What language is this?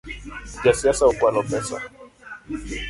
Luo (Kenya and Tanzania)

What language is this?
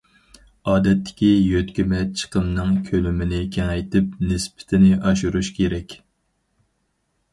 Uyghur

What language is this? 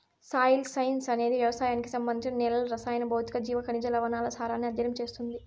Telugu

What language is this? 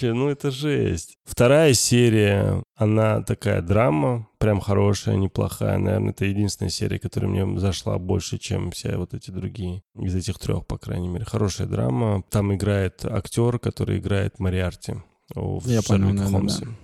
Russian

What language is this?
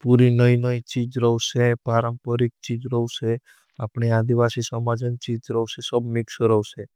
Bhili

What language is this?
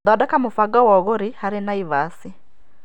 Kikuyu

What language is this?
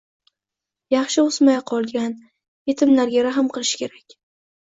Uzbek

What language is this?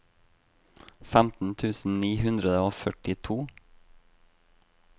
Norwegian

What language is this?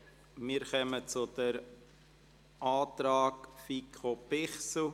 Swiss German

